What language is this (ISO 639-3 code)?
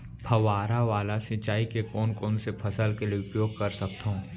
hne